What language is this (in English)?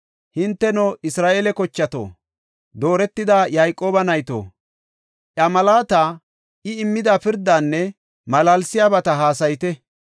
Gofa